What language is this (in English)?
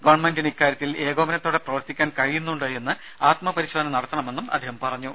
Malayalam